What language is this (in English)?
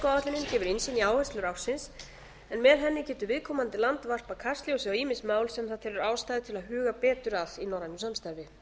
Icelandic